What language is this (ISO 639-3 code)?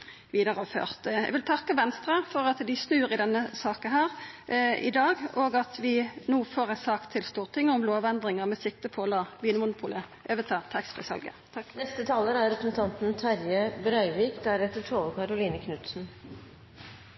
nno